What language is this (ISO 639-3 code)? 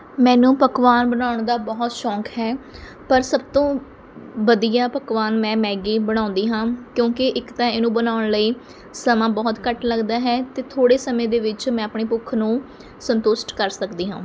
pan